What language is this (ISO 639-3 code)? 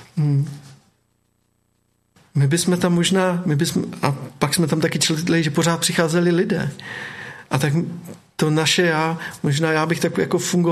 ces